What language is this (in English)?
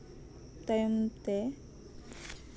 Santali